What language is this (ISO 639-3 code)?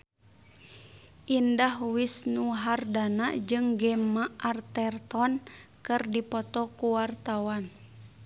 sun